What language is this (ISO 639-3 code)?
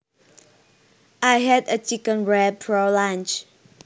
jav